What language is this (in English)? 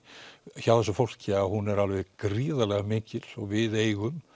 Icelandic